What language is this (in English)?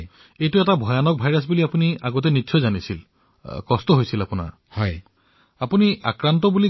Assamese